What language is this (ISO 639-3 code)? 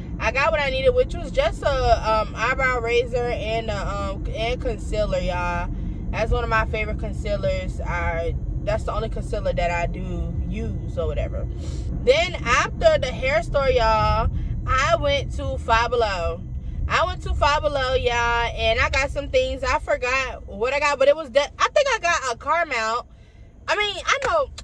eng